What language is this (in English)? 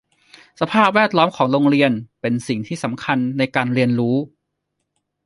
Thai